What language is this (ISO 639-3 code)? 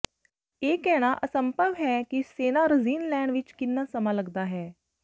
pan